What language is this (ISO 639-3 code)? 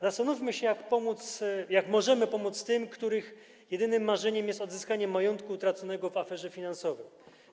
pol